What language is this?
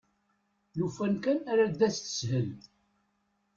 Kabyle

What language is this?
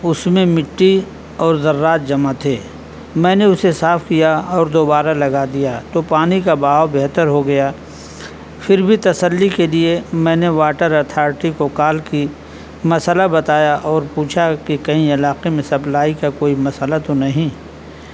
Urdu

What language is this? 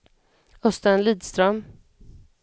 Swedish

